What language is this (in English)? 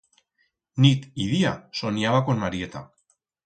Aragonese